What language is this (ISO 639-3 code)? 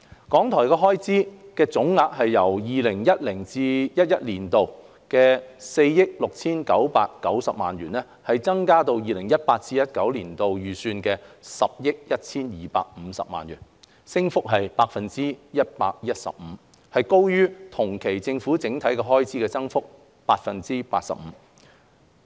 yue